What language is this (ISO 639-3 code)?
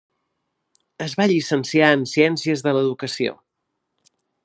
cat